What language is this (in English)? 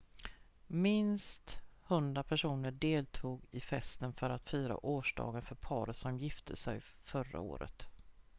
Swedish